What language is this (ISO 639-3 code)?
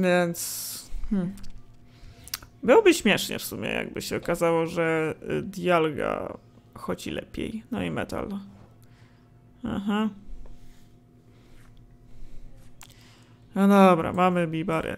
pol